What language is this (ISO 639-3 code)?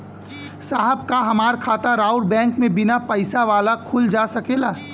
bho